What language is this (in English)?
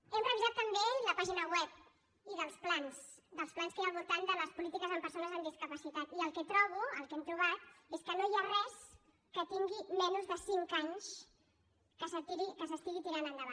Catalan